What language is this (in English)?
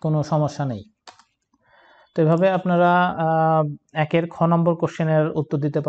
Hindi